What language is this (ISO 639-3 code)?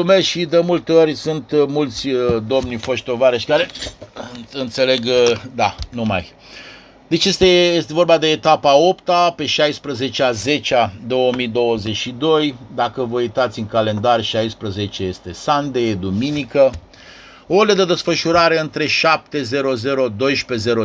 ron